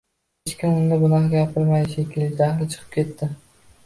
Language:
Uzbek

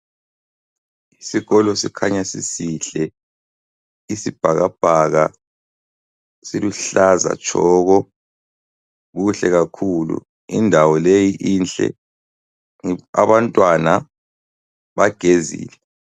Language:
North Ndebele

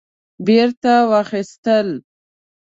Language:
Pashto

